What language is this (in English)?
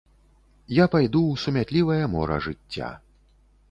Belarusian